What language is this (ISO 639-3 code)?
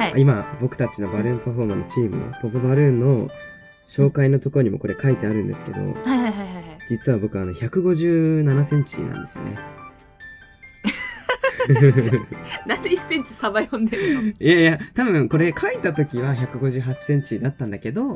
jpn